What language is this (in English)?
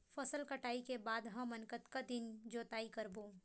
Chhattisgarhi